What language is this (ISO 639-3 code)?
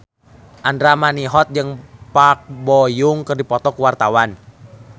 sun